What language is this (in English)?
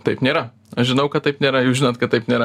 Lithuanian